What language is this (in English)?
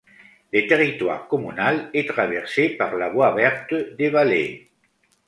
French